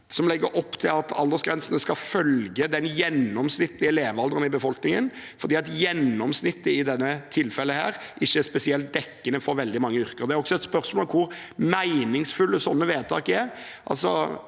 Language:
Norwegian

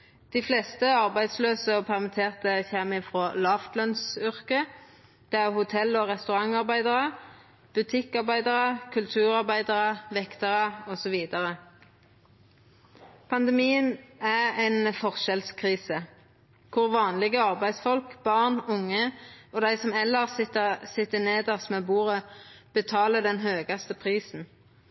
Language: Norwegian Nynorsk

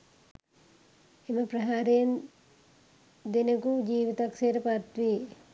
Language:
Sinhala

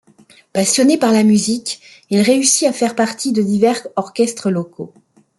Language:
French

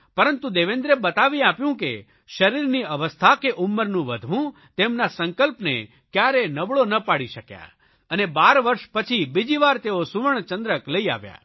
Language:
Gujarati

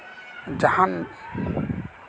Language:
Santali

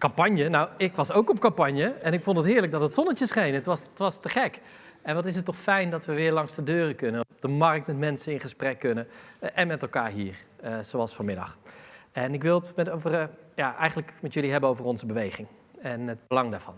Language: Dutch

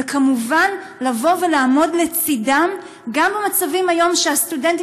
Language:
Hebrew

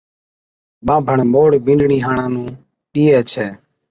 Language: Od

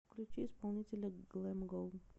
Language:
Russian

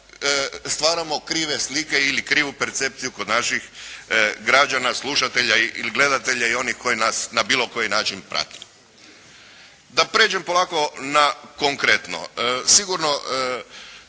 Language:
Croatian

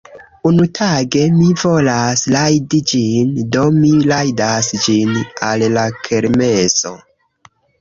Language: Esperanto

